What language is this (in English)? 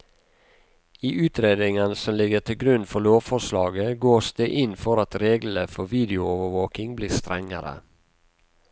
Norwegian